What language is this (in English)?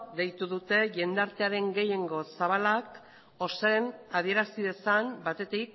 Basque